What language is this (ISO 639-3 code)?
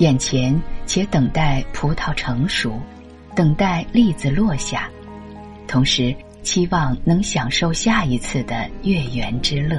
zho